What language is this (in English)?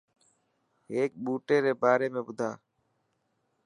Dhatki